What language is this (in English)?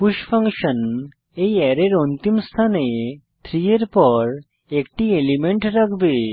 Bangla